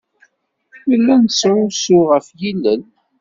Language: Kabyle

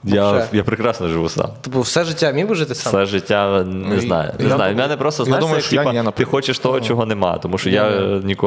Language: Ukrainian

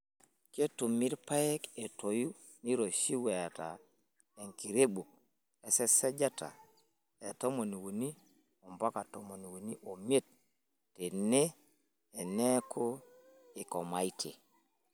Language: Masai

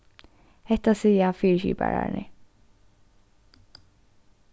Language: Faroese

